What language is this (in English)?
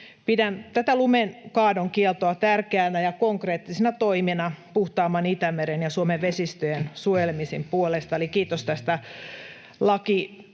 Finnish